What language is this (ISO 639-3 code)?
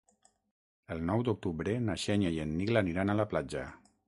cat